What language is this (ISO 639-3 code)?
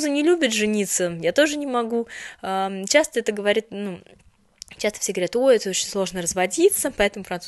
rus